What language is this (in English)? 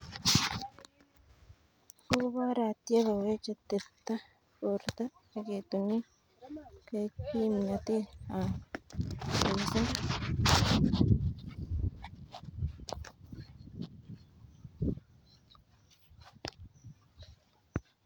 Kalenjin